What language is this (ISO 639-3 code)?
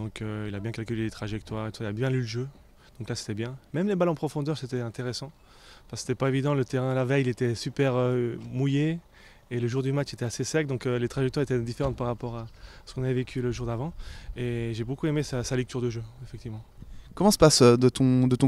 fra